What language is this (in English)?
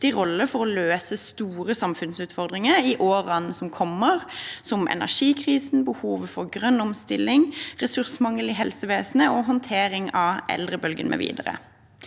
Norwegian